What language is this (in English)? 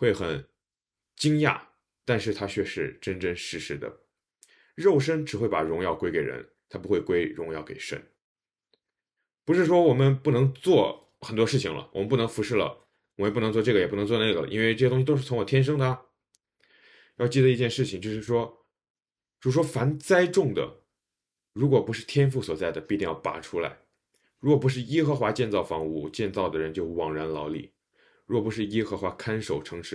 Chinese